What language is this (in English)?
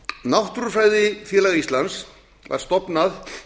Icelandic